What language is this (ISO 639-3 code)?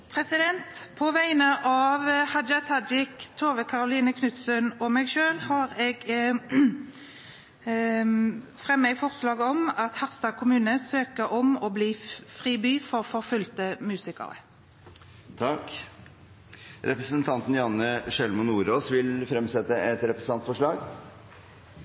nor